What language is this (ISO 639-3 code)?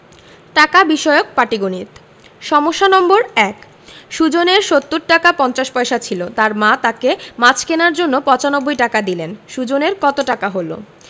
ben